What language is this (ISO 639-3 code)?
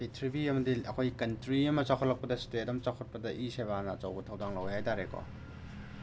mni